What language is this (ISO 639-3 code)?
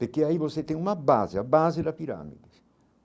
por